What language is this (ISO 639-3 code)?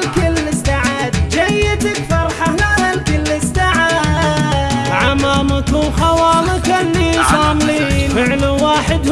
ara